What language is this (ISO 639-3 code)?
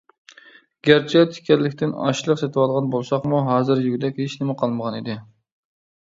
uig